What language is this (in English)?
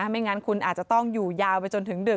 Thai